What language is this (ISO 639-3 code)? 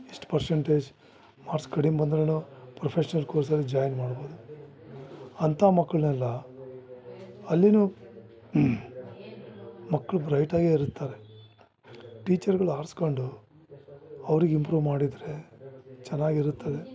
kan